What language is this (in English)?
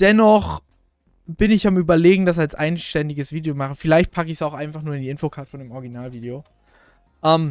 German